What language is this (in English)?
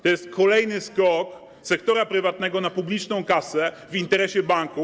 Polish